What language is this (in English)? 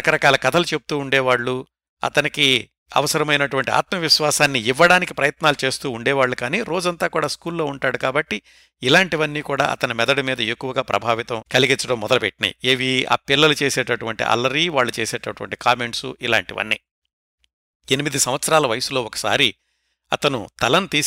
Telugu